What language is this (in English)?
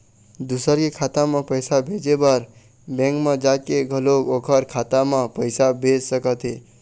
Chhattisgarhi